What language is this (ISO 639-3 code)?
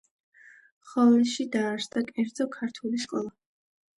kat